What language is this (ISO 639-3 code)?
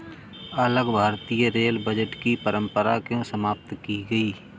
hin